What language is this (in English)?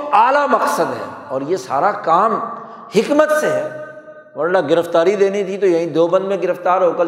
Urdu